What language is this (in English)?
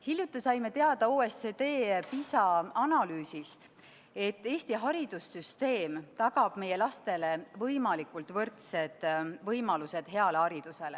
Estonian